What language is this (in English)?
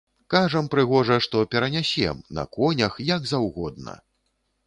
Belarusian